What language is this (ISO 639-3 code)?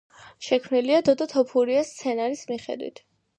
kat